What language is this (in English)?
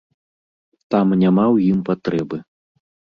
Belarusian